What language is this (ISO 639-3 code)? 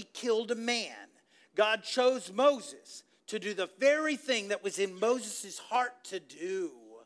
eng